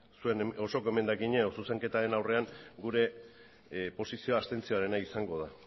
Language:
Basque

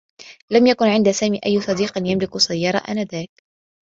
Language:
Arabic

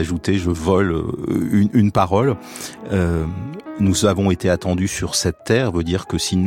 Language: French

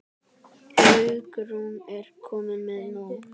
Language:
Icelandic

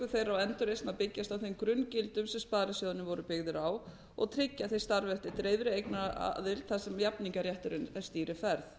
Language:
Icelandic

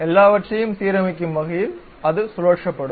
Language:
Tamil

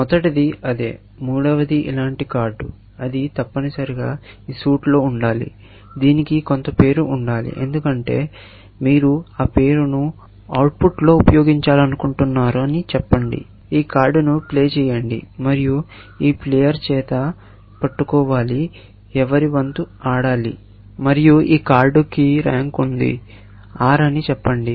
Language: Telugu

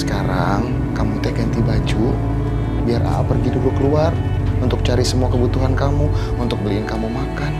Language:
Indonesian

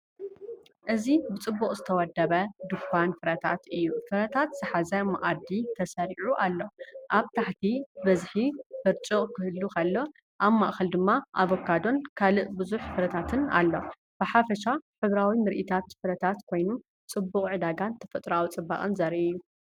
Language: Tigrinya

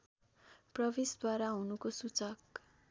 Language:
Nepali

